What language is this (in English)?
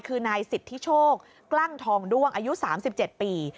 Thai